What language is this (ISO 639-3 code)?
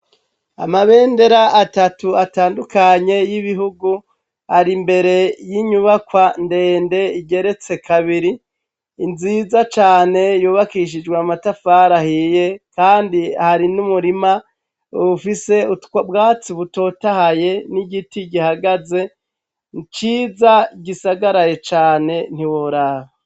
run